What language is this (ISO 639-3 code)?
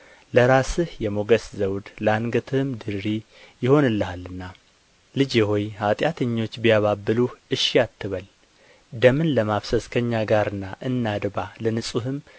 amh